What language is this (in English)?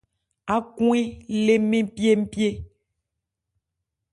Ebrié